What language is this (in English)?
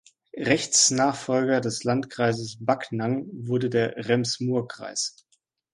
German